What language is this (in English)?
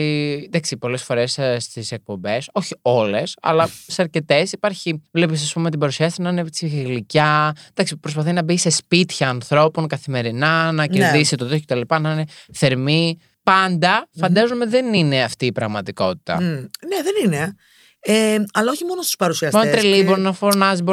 Greek